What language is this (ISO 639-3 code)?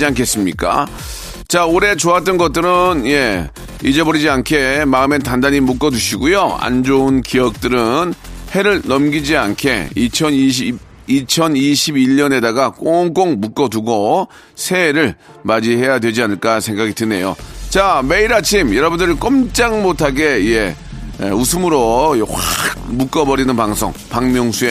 kor